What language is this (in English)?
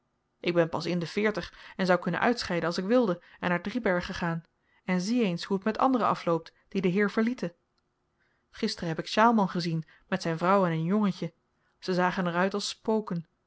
Dutch